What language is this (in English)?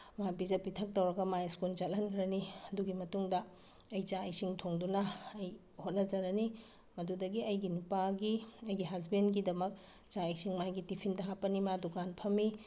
Manipuri